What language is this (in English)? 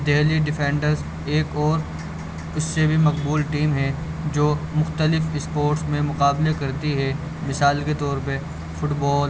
Urdu